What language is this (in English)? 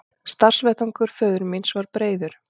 Icelandic